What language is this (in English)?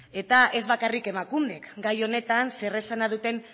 Basque